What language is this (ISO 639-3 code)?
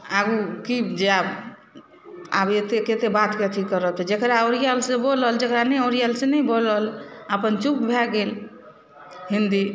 mai